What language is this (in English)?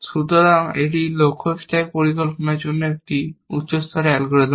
Bangla